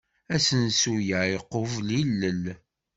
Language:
Kabyle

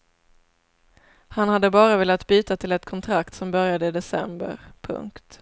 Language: Swedish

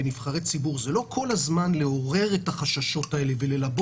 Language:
Hebrew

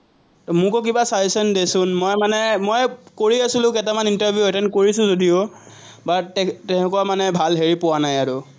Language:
Assamese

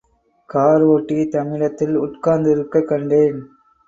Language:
Tamil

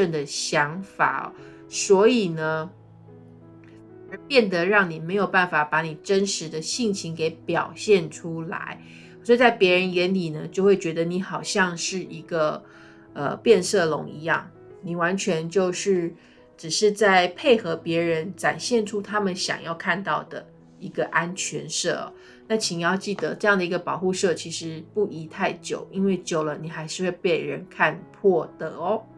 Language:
Chinese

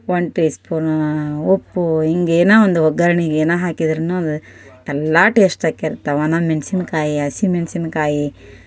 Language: Kannada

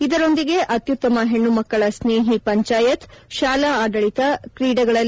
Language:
Kannada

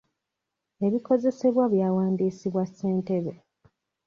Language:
Ganda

